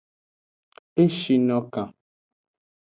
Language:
Aja (Benin)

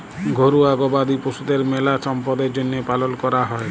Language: Bangla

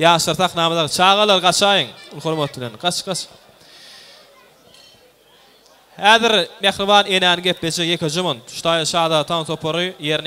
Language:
Arabic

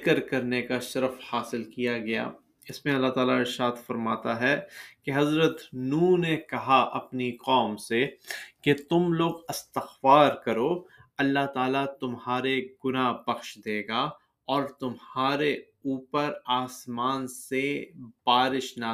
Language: Urdu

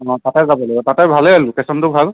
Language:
Assamese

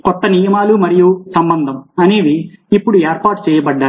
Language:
Telugu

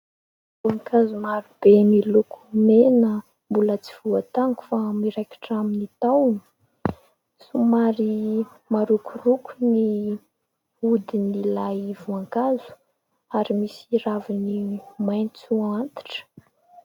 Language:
Malagasy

